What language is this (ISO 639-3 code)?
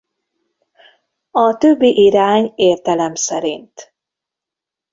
hun